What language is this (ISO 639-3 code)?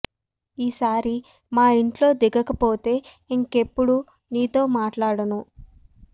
tel